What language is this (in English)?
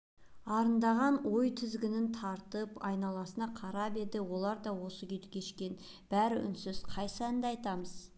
Kazakh